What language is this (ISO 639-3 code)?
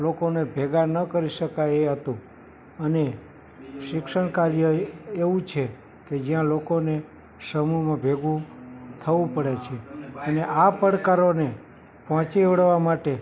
guj